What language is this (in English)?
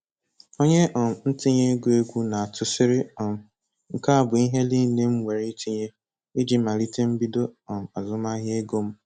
Igbo